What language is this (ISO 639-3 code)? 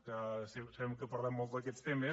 cat